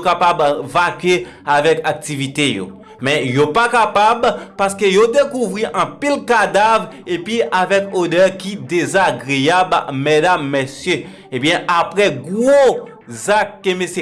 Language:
French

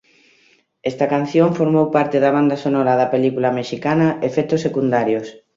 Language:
Galician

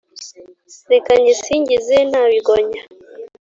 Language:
Kinyarwanda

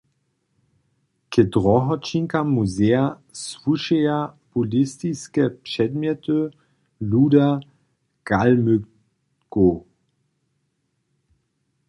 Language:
Upper Sorbian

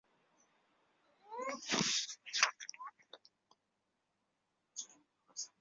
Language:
Chinese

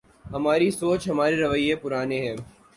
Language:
Urdu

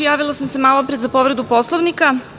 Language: Serbian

